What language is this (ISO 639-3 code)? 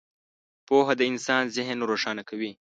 pus